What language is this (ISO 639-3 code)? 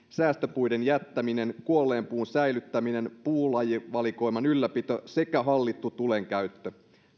fin